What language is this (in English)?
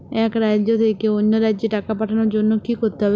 Bangla